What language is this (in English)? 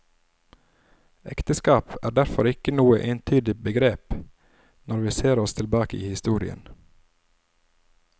Norwegian